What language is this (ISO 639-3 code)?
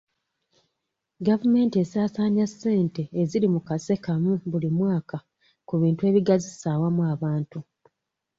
lug